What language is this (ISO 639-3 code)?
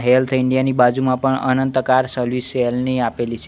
guj